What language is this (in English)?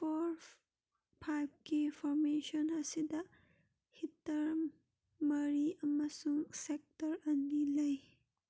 Manipuri